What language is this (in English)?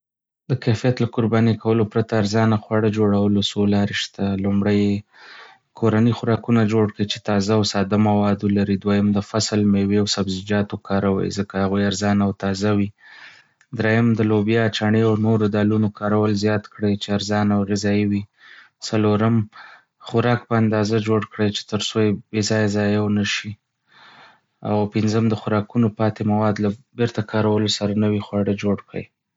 Pashto